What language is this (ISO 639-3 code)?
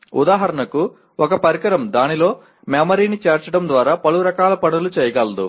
tel